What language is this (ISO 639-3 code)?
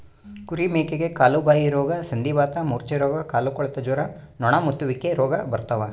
kan